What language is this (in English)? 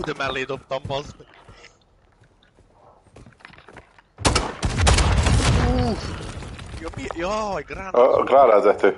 Hungarian